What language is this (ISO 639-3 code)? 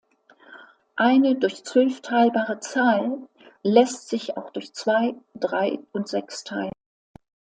deu